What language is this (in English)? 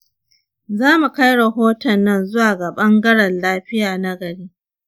Hausa